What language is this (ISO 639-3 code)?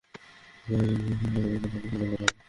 ben